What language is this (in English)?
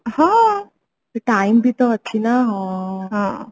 Odia